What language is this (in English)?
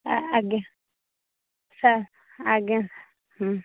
Odia